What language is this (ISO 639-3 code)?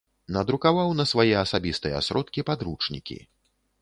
bel